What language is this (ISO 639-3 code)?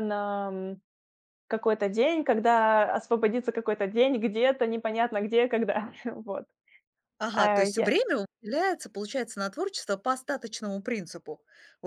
rus